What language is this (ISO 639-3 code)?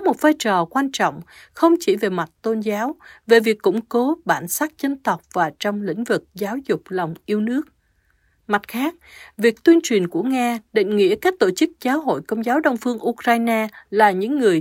vie